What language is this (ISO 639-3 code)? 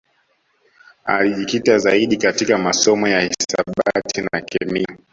swa